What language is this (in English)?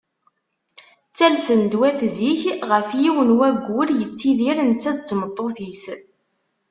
Kabyle